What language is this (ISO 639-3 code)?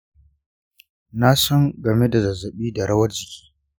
hau